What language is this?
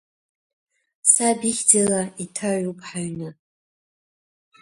Abkhazian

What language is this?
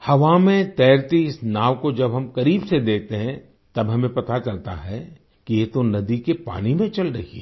Hindi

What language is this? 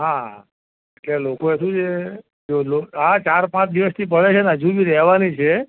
Gujarati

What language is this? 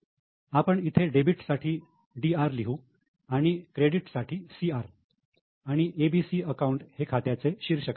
Marathi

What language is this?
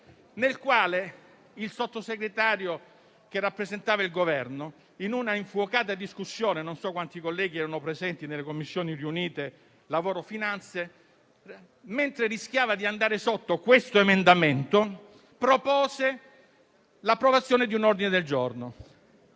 Italian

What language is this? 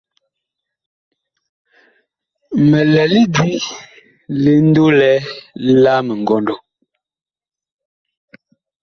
Bakoko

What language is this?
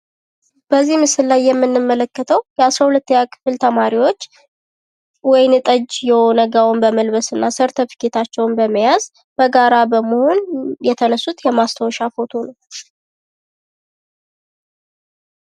Amharic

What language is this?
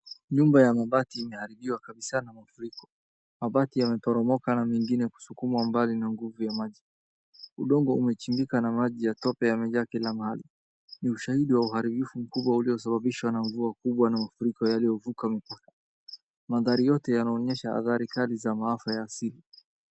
Swahili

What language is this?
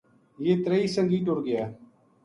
Gujari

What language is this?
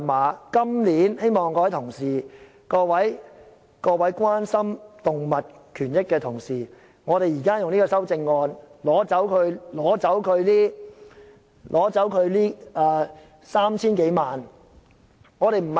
Cantonese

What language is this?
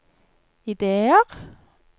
Norwegian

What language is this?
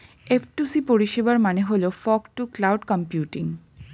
Bangla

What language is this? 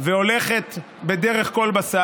Hebrew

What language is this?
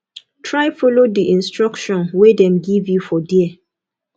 Nigerian Pidgin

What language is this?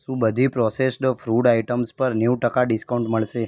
Gujarati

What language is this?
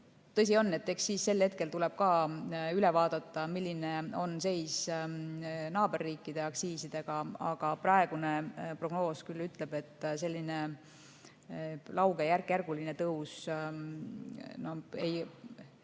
Estonian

